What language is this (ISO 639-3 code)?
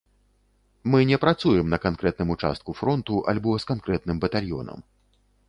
bel